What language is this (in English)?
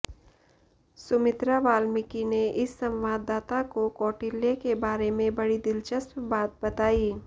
Hindi